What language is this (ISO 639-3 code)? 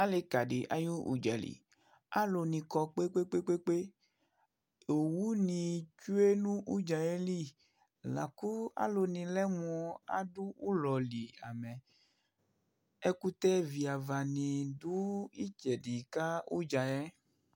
kpo